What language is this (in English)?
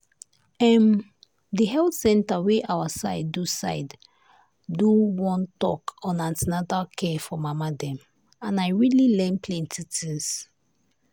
Nigerian Pidgin